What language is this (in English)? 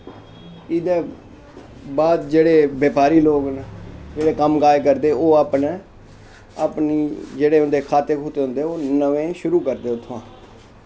Dogri